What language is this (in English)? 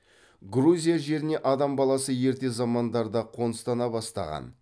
Kazakh